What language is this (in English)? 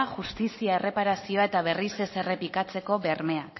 Basque